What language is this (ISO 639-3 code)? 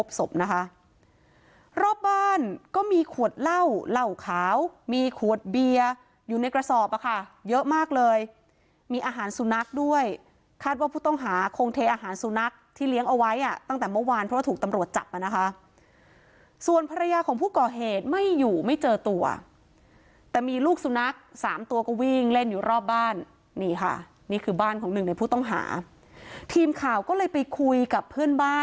tha